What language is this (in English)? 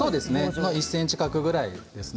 Japanese